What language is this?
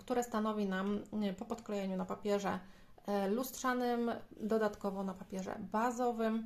Polish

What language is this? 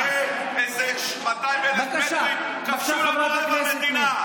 Hebrew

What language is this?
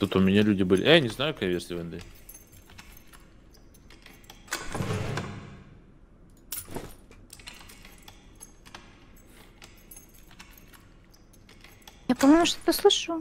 Russian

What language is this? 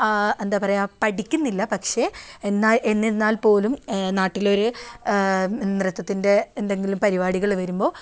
Malayalam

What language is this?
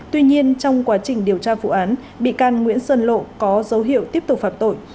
Vietnamese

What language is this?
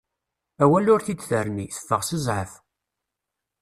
Kabyle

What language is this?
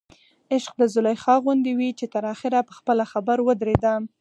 Pashto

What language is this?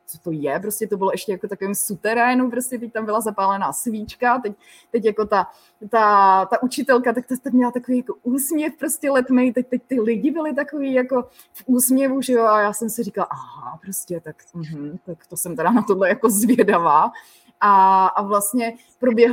Czech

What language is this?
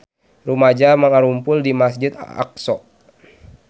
Sundanese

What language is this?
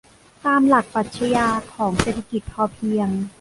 Thai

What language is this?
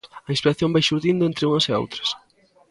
Galician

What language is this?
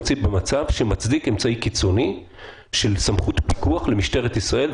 Hebrew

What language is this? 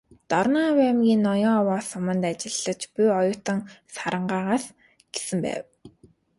Mongolian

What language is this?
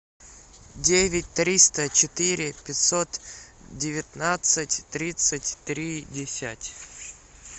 Russian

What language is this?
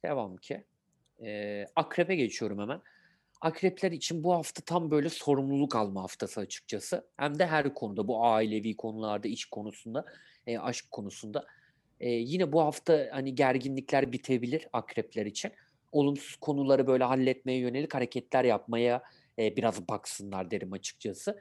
Turkish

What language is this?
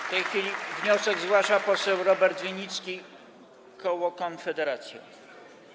Polish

